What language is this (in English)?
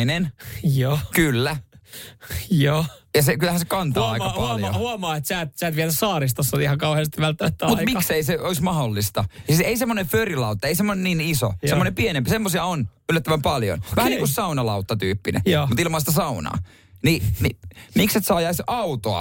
Finnish